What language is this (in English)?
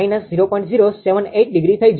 Gujarati